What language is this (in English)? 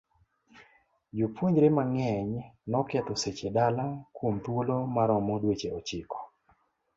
Luo (Kenya and Tanzania)